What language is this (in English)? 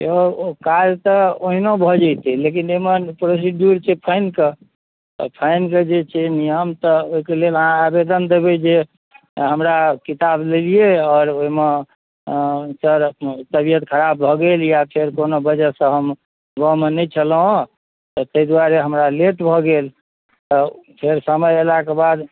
Maithili